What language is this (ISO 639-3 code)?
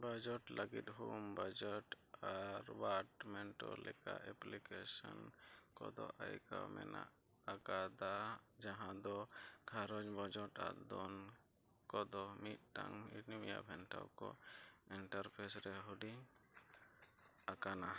sat